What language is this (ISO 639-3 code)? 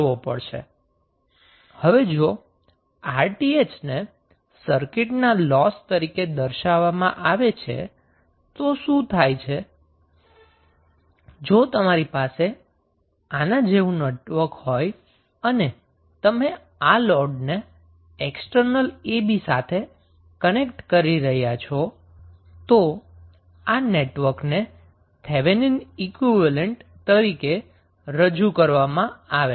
guj